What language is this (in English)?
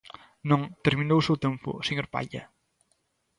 Galician